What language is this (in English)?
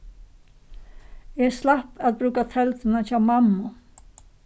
Faroese